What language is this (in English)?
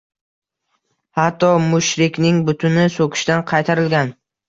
Uzbek